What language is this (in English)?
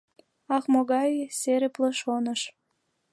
Mari